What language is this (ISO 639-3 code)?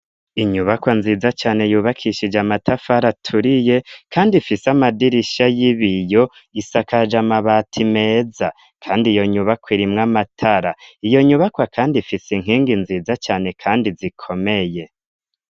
run